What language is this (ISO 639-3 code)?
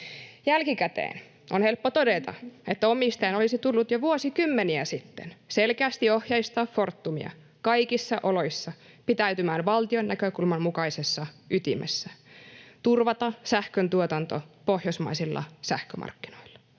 fin